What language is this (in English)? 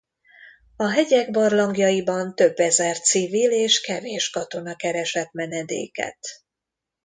Hungarian